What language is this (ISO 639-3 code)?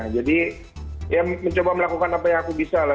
ind